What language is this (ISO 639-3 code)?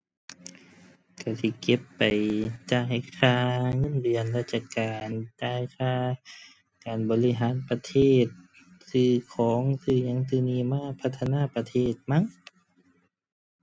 tha